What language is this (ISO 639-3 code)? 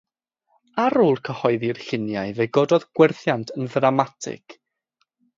cym